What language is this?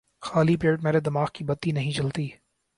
Urdu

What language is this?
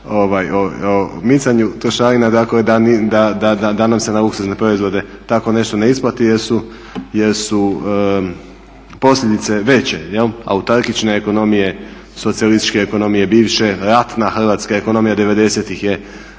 Croatian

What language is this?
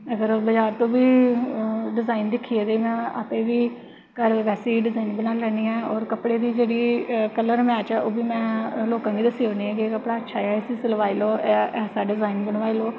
Dogri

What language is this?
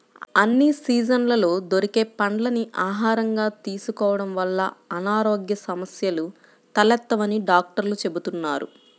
Telugu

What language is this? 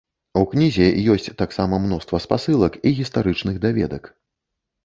Belarusian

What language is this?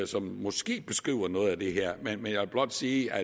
Danish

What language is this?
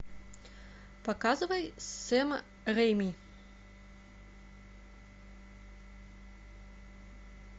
Russian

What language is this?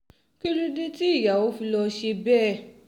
Yoruba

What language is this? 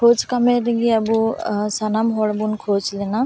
Santali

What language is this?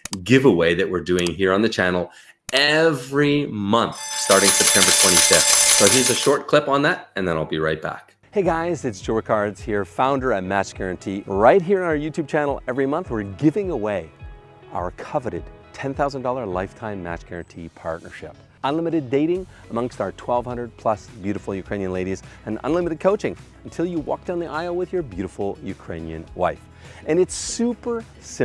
English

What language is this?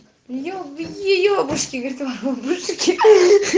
Russian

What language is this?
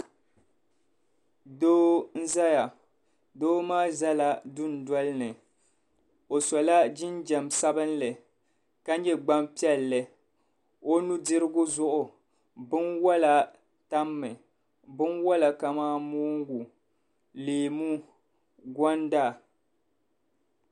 Dagbani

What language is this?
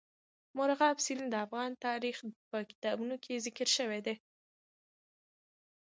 Pashto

